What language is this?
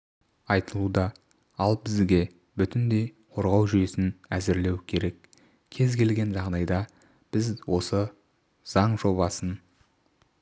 Kazakh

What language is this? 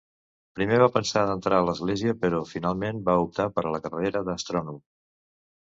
Catalan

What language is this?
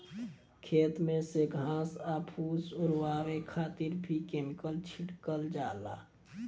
Bhojpuri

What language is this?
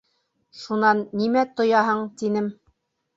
Bashkir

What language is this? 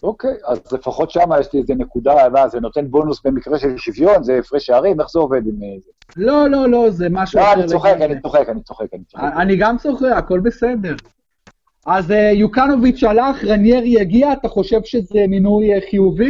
Hebrew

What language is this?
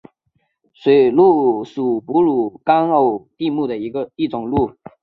Chinese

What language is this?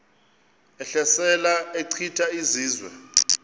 Xhosa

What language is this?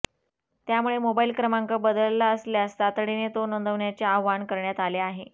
Marathi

